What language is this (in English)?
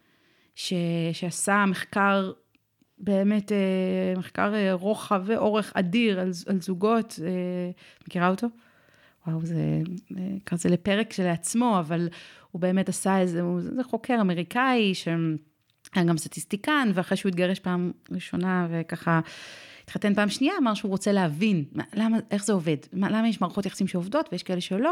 Hebrew